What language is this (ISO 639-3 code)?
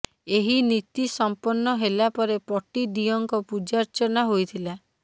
ori